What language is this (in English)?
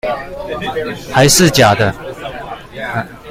Chinese